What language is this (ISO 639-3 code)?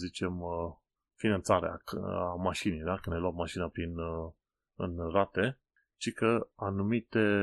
ron